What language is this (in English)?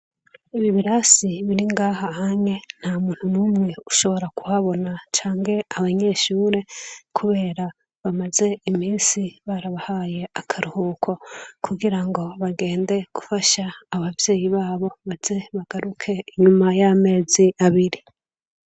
Rundi